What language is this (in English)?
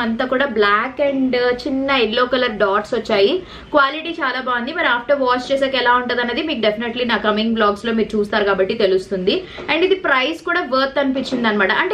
Telugu